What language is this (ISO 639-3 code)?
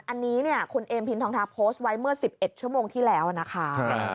tha